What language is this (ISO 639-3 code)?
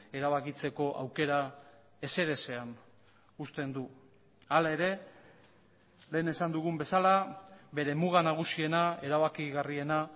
eus